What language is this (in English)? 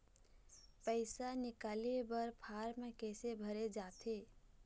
Chhattisgarhi